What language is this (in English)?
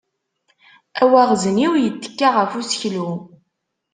Kabyle